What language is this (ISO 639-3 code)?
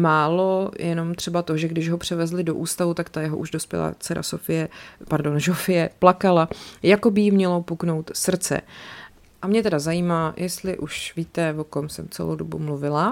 ces